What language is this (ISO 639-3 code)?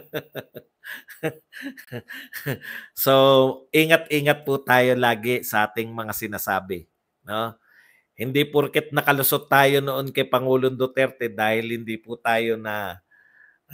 fil